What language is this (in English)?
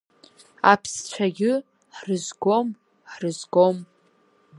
Abkhazian